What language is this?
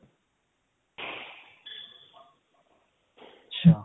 Punjabi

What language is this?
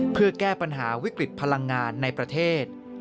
Thai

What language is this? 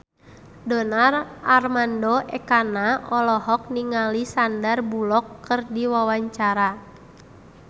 Sundanese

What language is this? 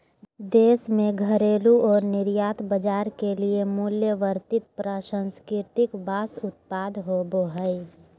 Magahi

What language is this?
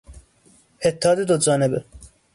Persian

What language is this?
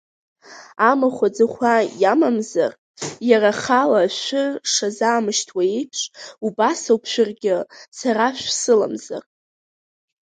Abkhazian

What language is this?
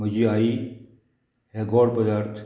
Konkani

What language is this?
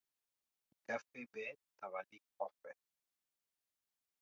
Dyula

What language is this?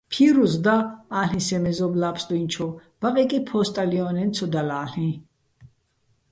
Bats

